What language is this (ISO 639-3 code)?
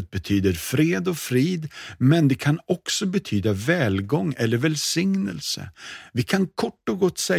swe